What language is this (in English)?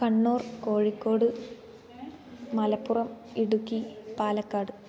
Sanskrit